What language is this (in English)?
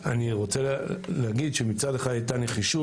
Hebrew